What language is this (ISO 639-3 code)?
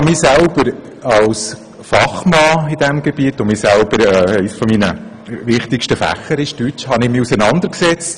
gsw